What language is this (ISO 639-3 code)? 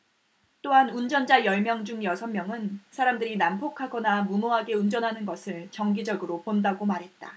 kor